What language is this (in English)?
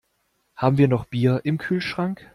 German